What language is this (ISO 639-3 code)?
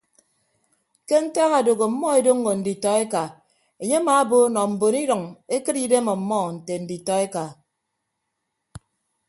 ibb